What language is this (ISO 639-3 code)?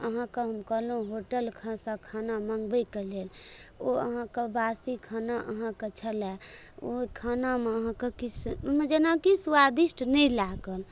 mai